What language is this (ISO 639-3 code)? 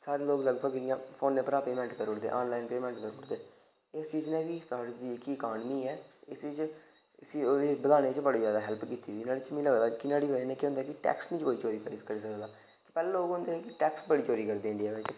doi